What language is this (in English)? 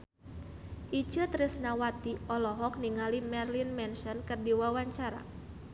Sundanese